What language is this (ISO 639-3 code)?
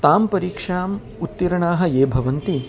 san